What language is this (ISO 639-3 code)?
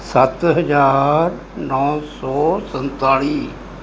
pan